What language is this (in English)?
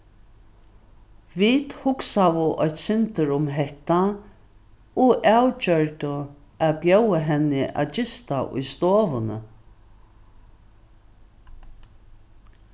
Faroese